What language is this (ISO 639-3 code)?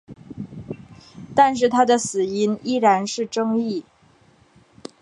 zho